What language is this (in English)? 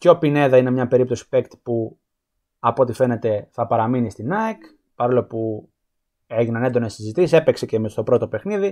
Greek